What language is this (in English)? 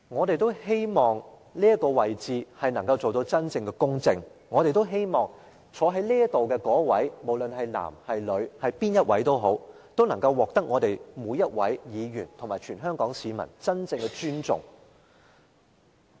Cantonese